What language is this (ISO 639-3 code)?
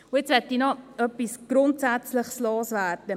gsw